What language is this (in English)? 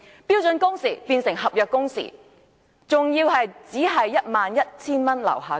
Cantonese